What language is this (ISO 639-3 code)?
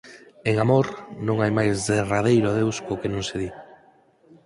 glg